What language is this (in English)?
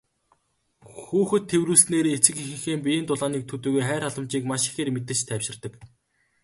Mongolian